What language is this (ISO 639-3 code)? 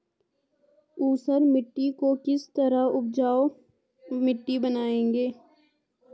hin